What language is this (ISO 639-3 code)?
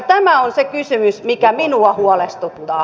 fin